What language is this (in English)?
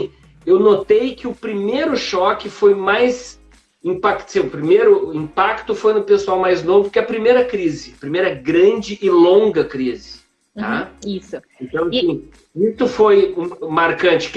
Portuguese